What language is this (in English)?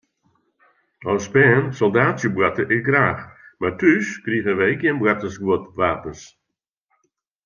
Western Frisian